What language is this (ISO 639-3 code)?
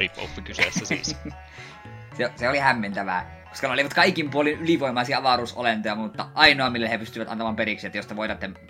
fin